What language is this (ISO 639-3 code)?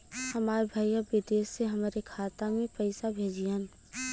bho